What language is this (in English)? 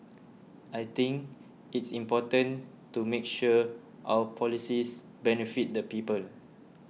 English